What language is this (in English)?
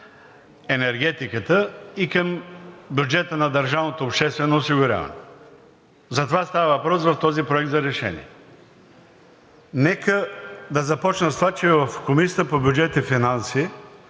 Bulgarian